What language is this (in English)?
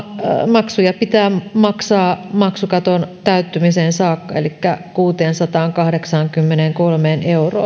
Finnish